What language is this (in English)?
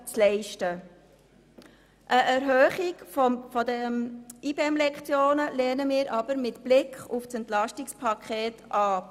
Swiss German